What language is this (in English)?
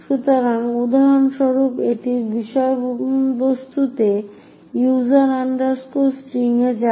Bangla